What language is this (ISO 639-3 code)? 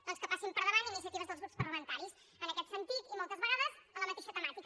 cat